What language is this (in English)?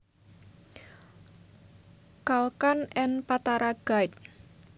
Javanese